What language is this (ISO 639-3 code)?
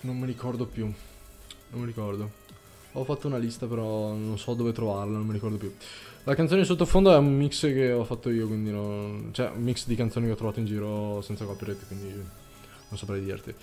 ita